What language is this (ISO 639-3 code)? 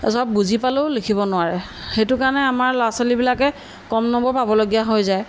asm